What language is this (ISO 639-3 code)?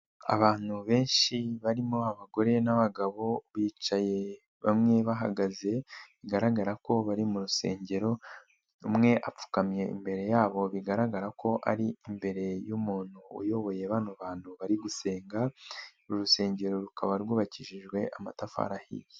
kin